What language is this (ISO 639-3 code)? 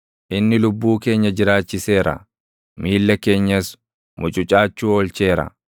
orm